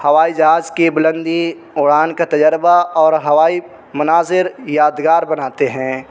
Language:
Urdu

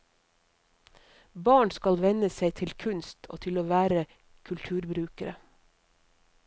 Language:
Norwegian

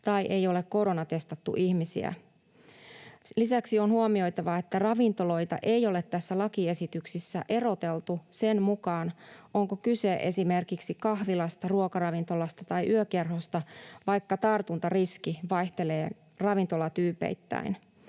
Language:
Finnish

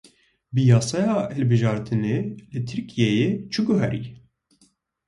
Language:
Kurdish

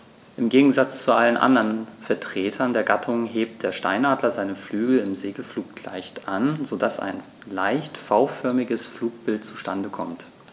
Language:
German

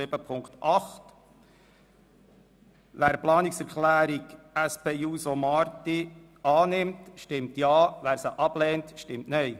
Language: Swiss German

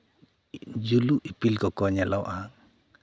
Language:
Santali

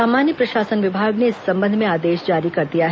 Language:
Hindi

